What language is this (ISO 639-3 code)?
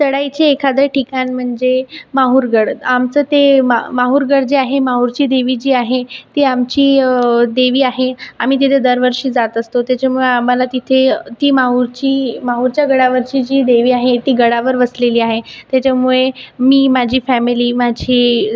mar